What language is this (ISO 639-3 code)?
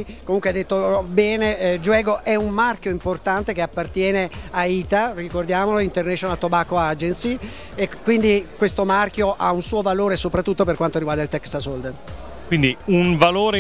ita